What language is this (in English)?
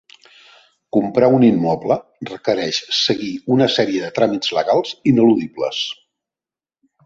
Catalan